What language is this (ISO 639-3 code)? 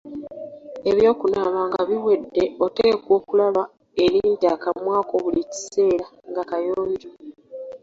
lug